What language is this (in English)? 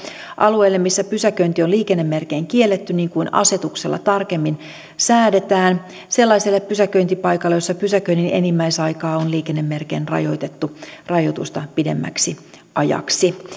Finnish